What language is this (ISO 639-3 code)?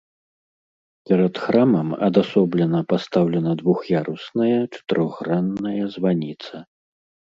bel